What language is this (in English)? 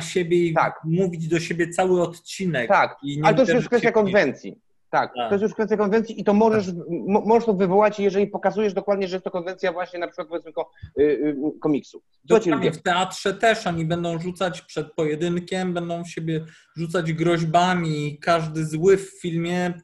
Polish